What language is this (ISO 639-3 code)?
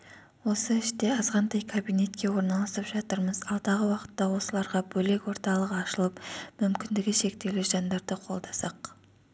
kaz